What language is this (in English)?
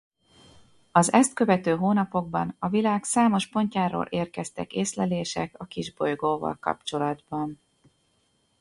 Hungarian